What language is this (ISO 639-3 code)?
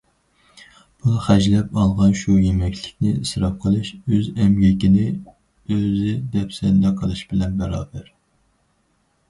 uig